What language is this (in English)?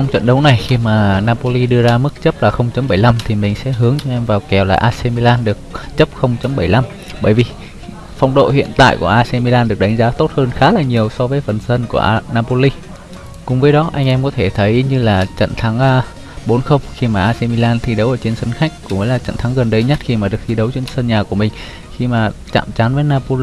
Vietnamese